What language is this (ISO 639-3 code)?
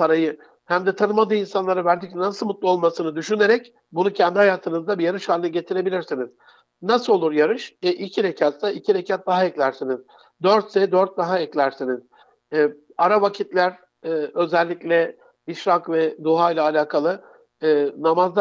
tur